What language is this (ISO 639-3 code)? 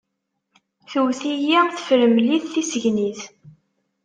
kab